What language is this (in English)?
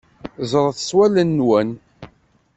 Kabyle